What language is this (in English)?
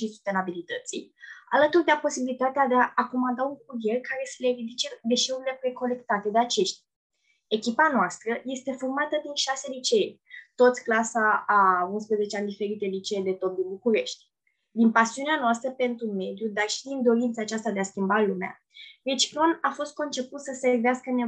Romanian